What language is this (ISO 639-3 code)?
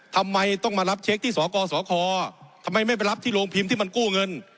tha